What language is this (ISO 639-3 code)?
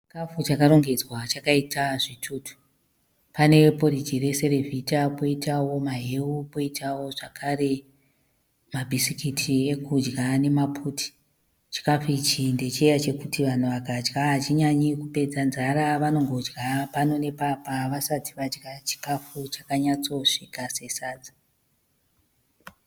sna